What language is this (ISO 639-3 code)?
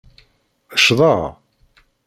kab